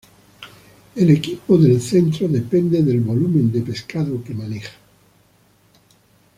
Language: Spanish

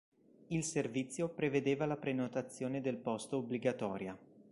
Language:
Italian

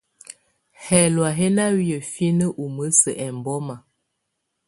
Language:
Tunen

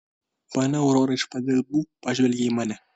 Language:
Lithuanian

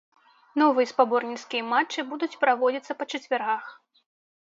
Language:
Belarusian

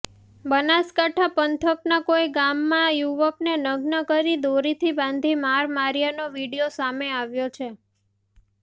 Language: Gujarati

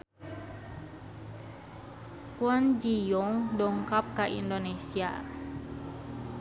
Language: Sundanese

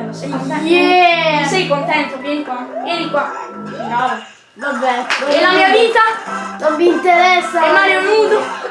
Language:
Italian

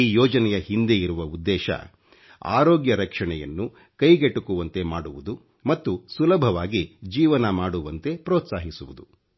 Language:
Kannada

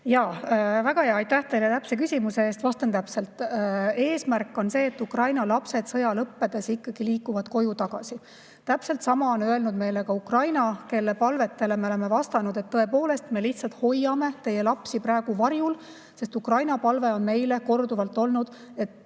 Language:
Estonian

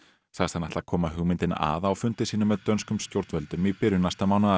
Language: Icelandic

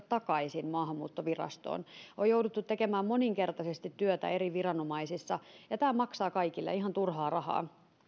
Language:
Finnish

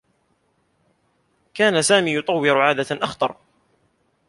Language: Arabic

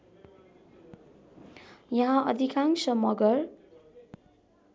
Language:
Nepali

